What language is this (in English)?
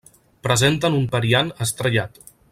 Catalan